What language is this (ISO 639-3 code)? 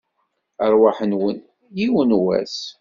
kab